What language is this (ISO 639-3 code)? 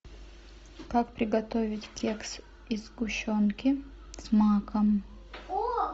rus